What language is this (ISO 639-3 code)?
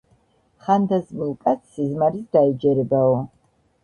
kat